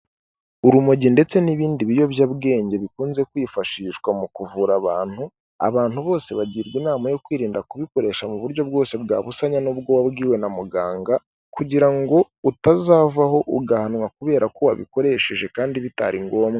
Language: Kinyarwanda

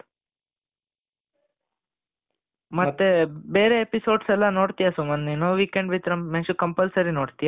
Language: Kannada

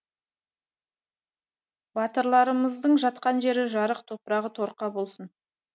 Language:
Kazakh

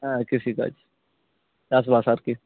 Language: Santali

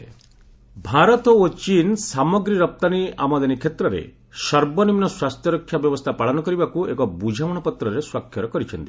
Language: Odia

